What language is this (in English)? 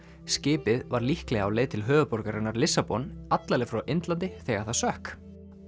Icelandic